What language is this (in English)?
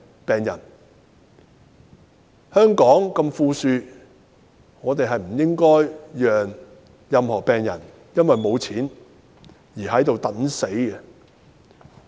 Cantonese